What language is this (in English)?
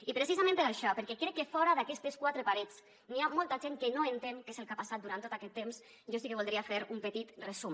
Catalan